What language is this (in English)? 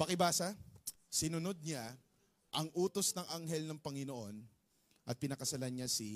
Filipino